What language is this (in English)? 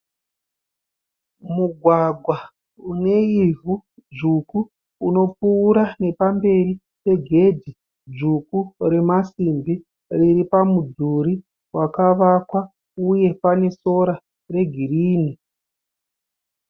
Shona